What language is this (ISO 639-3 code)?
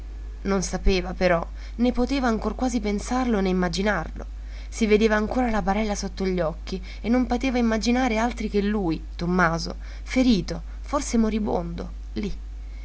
ita